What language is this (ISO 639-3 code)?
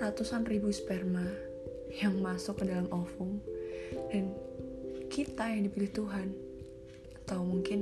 ind